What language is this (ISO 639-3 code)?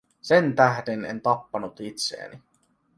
fin